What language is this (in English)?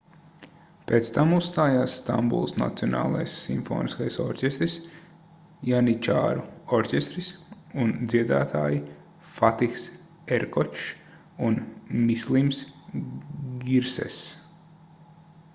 Latvian